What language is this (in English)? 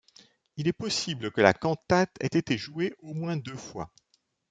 French